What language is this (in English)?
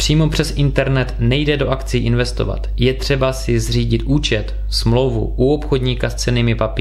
Czech